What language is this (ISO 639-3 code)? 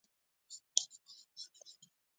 pus